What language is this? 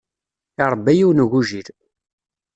Kabyle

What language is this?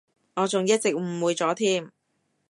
Cantonese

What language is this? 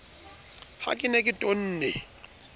Southern Sotho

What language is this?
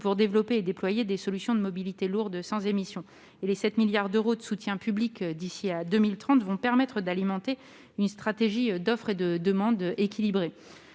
French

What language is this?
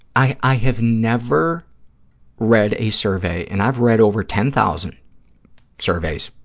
English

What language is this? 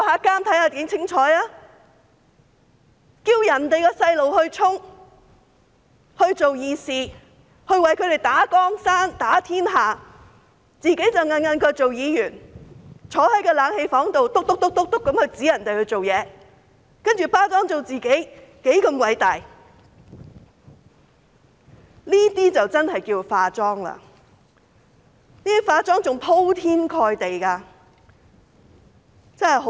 Cantonese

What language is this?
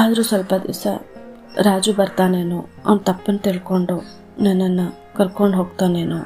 Kannada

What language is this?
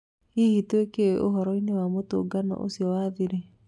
Kikuyu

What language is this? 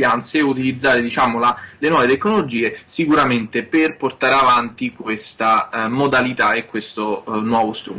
Italian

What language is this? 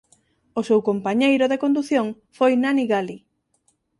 Galician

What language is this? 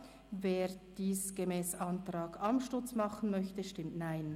Swiss German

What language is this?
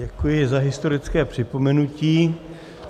Czech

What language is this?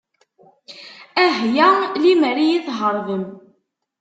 Kabyle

